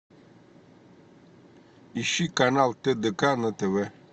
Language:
Russian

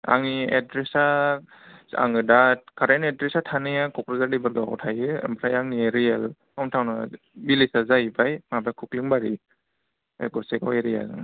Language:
Bodo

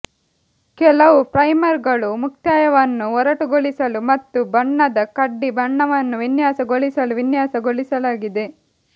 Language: Kannada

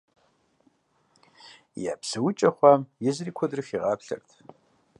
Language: Kabardian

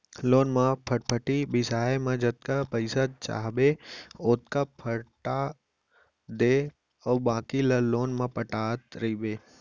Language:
Chhattisgarhi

